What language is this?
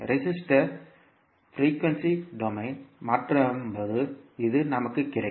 Tamil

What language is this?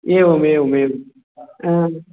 Sanskrit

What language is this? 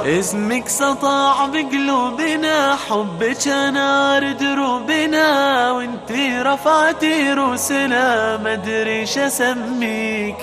Arabic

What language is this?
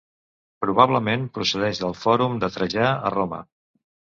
Catalan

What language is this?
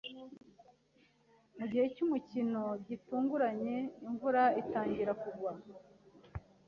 Kinyarwanda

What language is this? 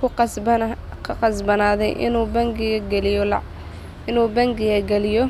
Somali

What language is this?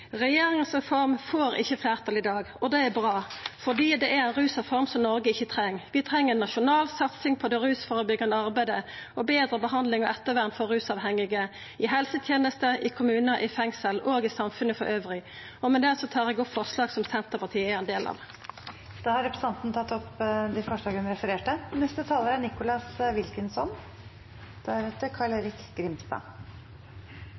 Norwegian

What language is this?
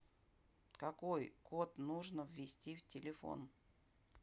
Russian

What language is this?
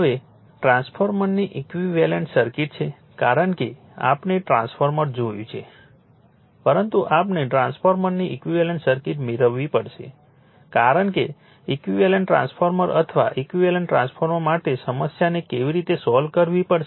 Gujarati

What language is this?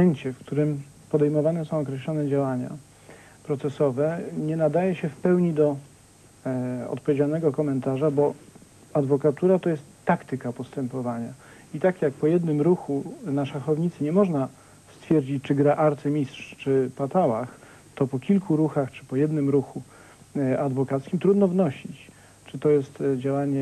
Polish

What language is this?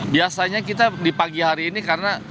Indonesian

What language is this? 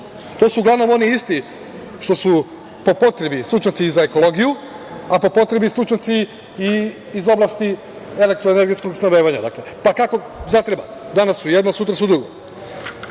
Serbian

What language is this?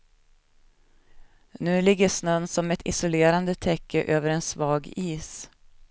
Swedish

